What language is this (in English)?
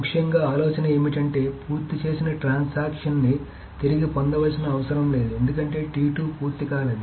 Telugu